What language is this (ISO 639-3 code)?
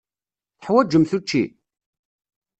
kab